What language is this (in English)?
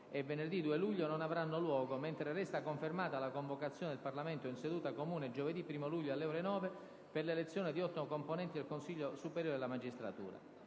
Italian